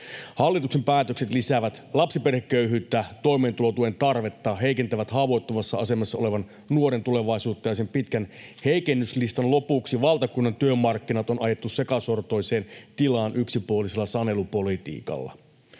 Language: Finnish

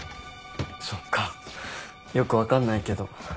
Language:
Japanese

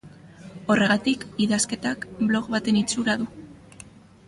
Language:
Basque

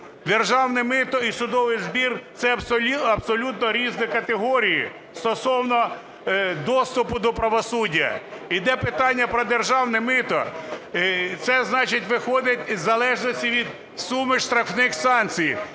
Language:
Ukrainian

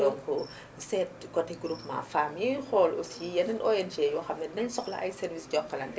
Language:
Wolof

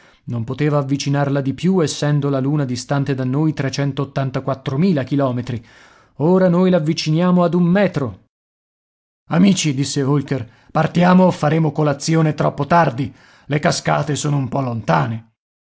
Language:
Italian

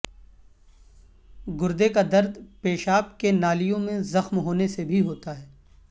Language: Urdu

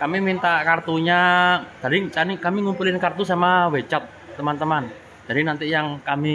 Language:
Indonesian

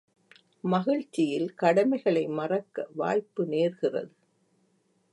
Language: Tamil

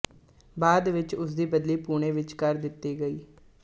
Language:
Punjabi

